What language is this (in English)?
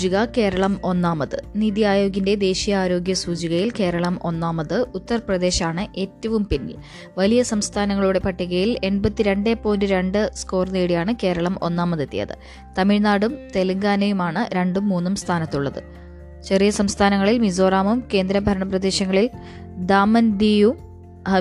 Malayalam